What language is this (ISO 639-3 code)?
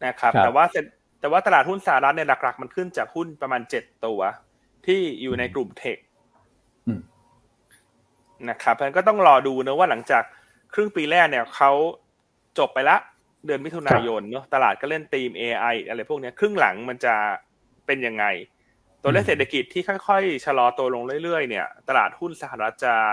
tha